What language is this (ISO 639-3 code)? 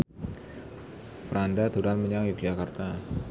jav